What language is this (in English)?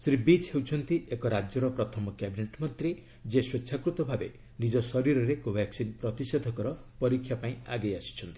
Odia